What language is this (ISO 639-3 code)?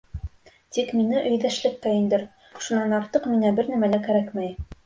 bak